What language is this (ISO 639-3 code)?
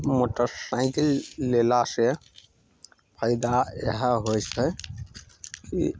mai